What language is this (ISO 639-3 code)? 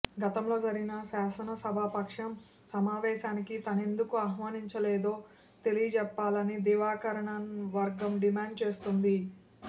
tel